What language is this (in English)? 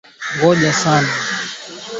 Swahili